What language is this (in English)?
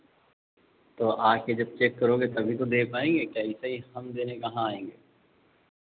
Hindi